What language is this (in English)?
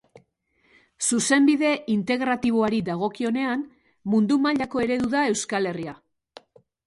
Basque